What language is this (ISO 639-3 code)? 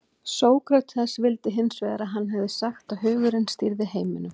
isl